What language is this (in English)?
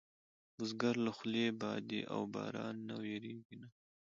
Pashto